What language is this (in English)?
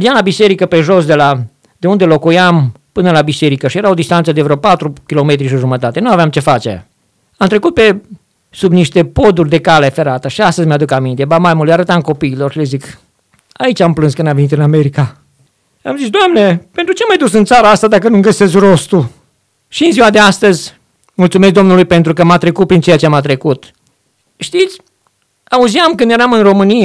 Romanian